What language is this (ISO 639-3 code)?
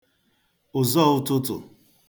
ibo